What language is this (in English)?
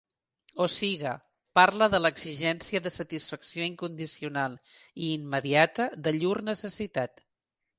Catalan